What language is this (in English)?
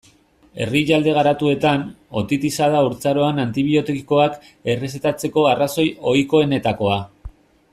Basque